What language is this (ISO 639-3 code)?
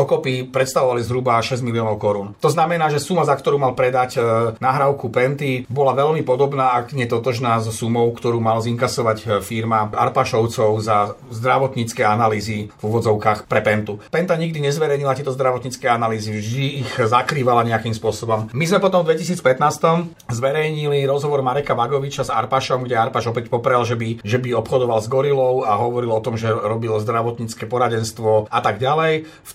slk